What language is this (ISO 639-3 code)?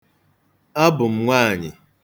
ibo